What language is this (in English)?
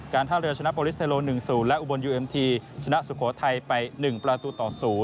Thai